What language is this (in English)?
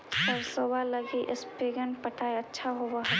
Magahi